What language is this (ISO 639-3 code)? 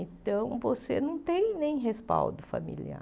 por